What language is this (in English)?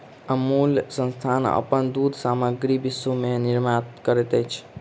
Maithili